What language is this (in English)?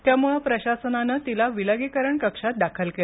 Marathi